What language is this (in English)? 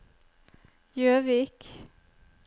Norwegian